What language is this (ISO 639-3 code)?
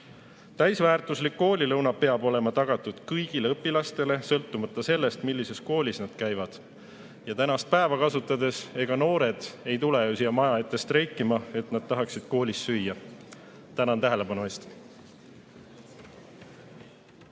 est